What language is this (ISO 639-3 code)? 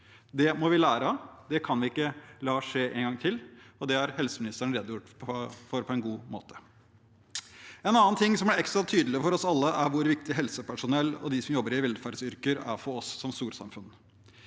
nor